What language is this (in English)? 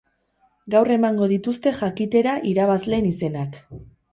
Basque